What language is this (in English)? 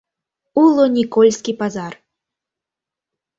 Mari